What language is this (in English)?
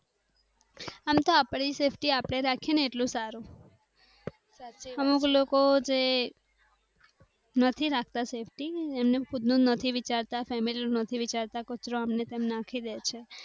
Gujarati